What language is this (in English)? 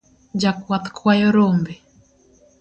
Luo (Kenya and Tanzania)